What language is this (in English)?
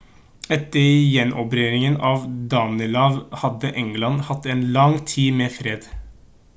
Norwegian Bokmål